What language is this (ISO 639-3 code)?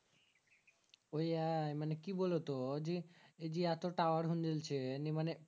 ben